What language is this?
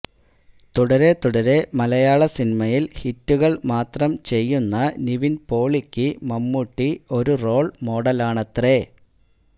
Malayalam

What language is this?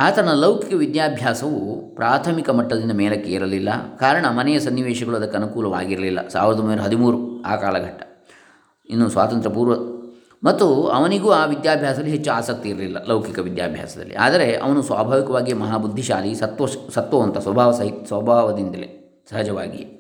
Kannada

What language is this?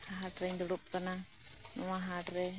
Santali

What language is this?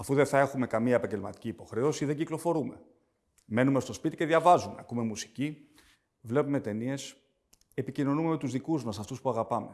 Greek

